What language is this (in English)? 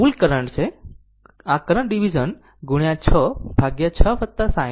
Gujarati